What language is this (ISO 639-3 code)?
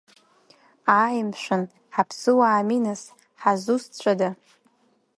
abk